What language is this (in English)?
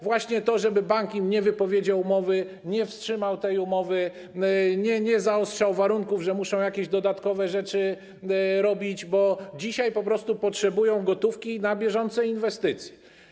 Polish